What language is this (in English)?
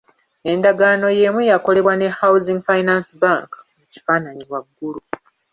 Ganda